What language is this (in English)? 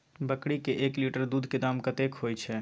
Maithili